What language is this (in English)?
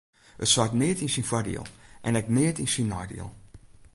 Western Frisian